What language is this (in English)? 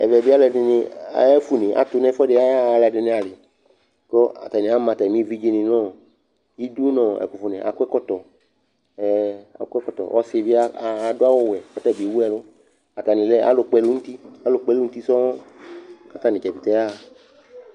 Ikposo